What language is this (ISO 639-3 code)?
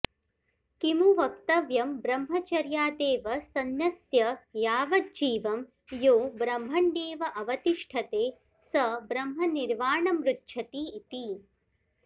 san